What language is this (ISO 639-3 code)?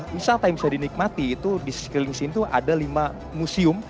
ind